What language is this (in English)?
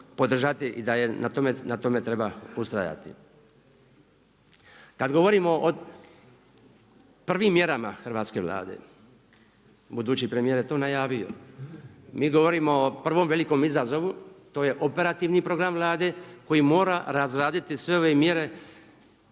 Croatian